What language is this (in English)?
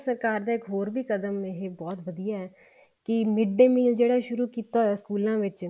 Punjabi